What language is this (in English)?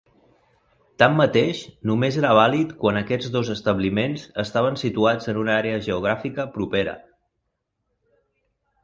Catalan